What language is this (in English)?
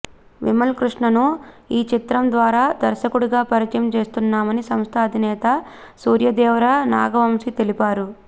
Telugu